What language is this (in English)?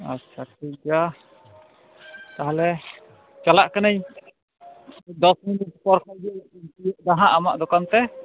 Santali